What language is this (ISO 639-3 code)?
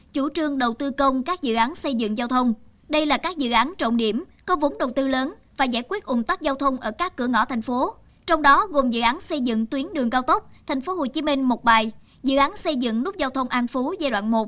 vie